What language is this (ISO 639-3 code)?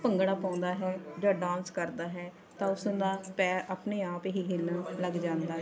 pan